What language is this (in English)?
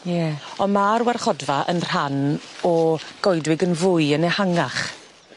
Welsh